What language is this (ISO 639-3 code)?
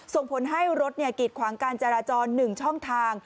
tha